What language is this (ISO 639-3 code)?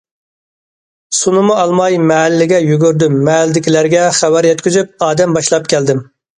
uig